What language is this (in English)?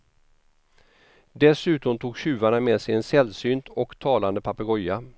Swedish